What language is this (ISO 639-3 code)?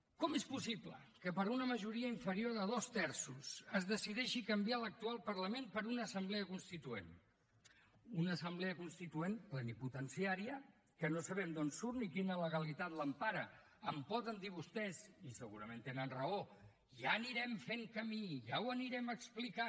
cat